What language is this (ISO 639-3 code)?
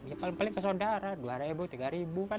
ind